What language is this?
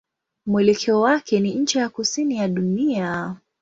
Swahili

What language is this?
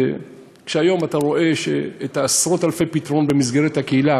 Hebrew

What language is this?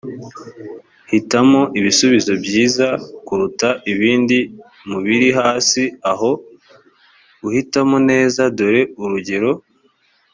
Kinyarwanda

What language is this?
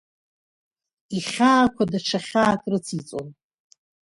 Abkhazian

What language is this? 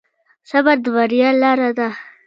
Pashto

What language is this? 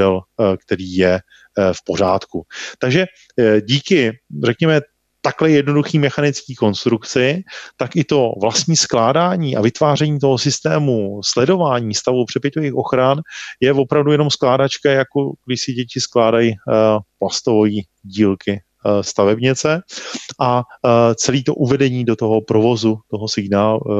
Czech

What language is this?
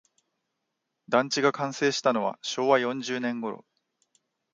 Japanese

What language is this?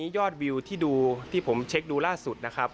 Thai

